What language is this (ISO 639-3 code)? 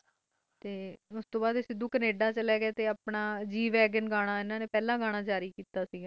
pan